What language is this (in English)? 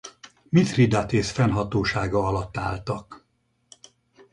Hungarian